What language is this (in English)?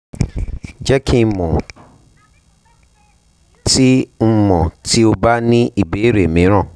Yoruba